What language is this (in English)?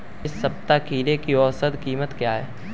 Hindi